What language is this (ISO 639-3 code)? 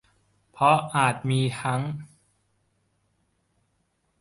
tha